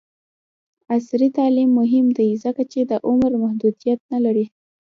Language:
Pashto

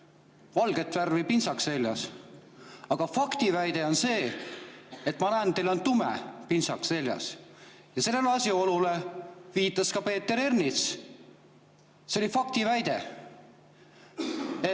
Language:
Estonian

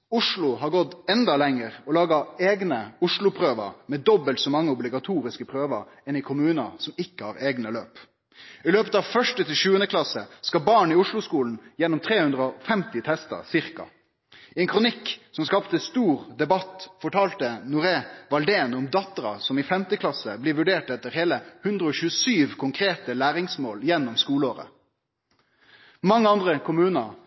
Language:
Norwegian Nynorsk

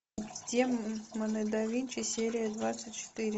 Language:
Russian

